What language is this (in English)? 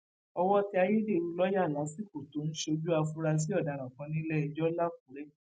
Yoruba